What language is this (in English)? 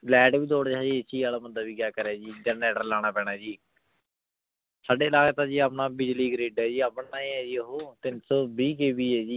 Punjabi